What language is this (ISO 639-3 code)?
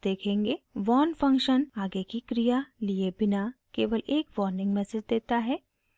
hin